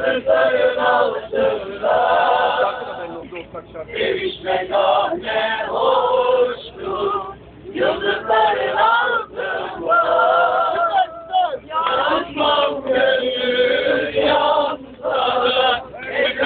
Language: Arabic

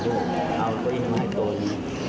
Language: Thai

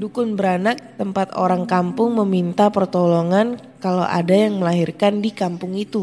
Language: Indonesian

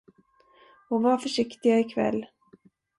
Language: Swedish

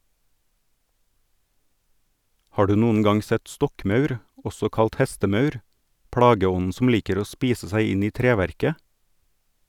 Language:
Norwegian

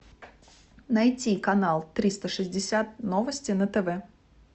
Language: Russian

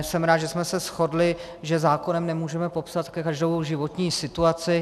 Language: Czech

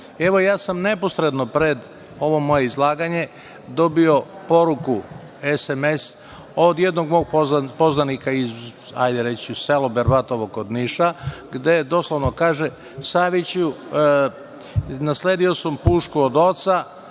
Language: Serbian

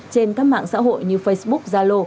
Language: Vietnamese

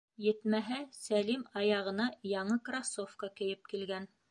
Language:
Bashkir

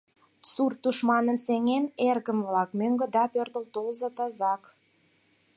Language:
Mari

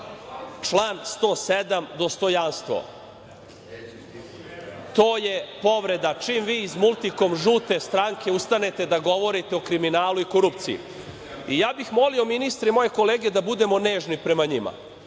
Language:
Serbian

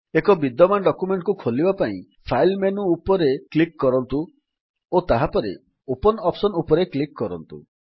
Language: Odia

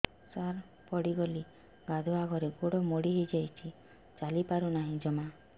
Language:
Odia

